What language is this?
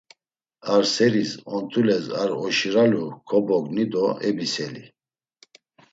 Laz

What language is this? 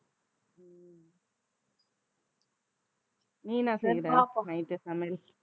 Tamil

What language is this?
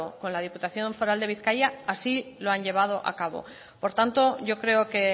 Spanish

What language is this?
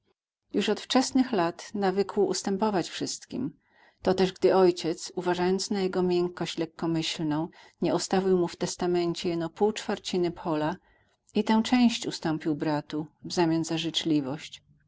Polish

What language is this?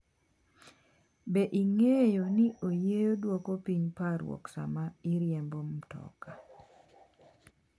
Luo (Kenya and Tanzania)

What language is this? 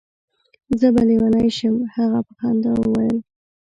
Pashto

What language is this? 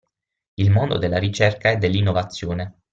Italian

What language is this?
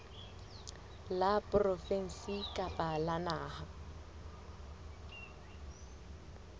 Southern Sotho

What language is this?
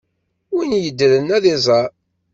Kabyle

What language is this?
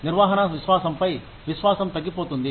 Telugu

